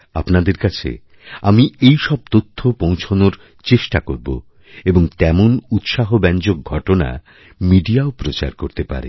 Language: Bangla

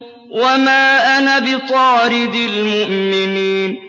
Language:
Arabic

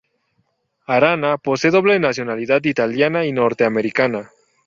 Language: Spanish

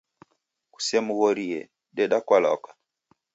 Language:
Taita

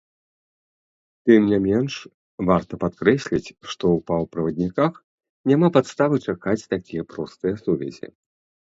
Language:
Belarusian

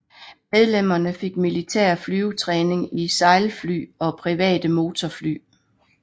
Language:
Danish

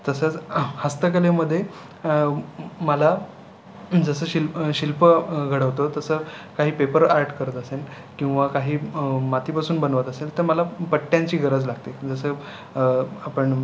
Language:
Marathi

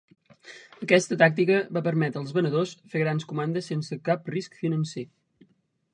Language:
Catalan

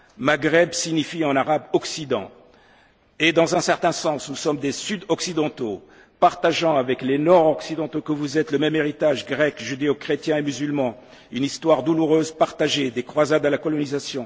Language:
French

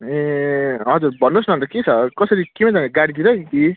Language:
Nepali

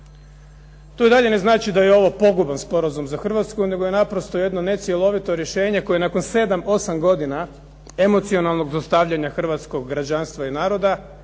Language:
Croatian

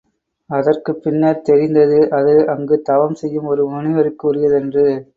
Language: Tamil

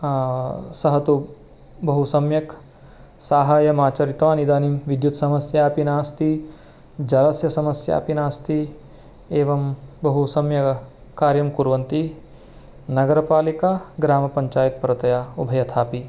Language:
Sanskrit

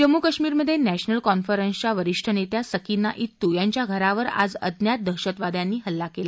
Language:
Marathi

